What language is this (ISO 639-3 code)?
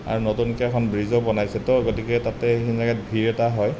asm